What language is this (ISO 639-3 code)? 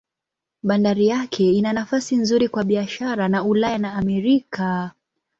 swa